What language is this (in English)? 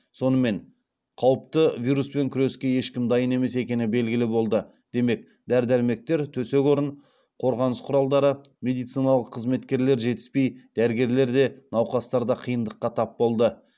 Kazakh